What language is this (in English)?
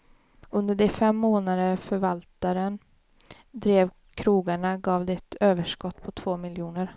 Swedish